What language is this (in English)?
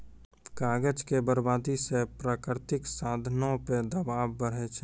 Maithili